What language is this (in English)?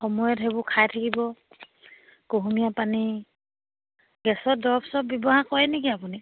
Assamese